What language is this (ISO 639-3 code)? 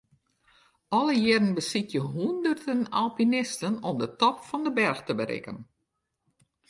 fry